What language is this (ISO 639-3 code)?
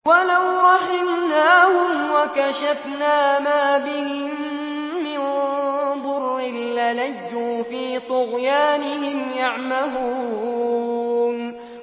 ara